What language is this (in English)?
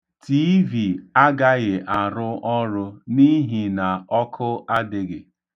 Igbo